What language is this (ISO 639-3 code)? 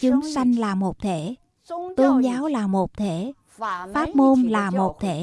vie